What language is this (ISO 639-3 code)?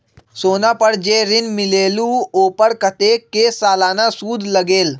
mag